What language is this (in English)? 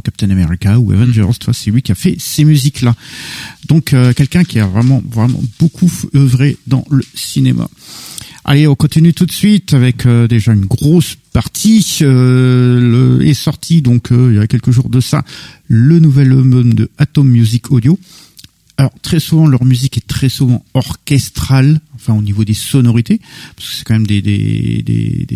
French